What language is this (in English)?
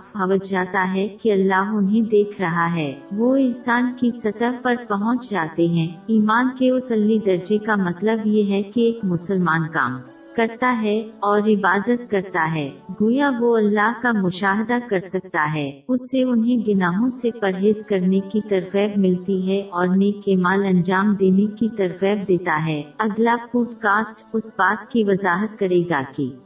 Urdu